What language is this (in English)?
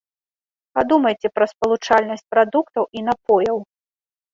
Belarusian